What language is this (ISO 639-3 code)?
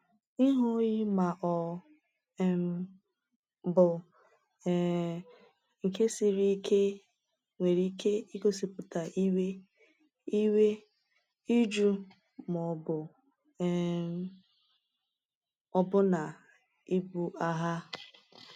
ibo